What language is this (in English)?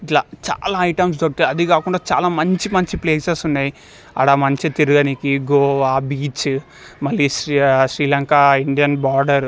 Telugu